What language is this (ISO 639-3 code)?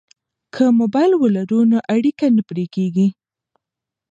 pus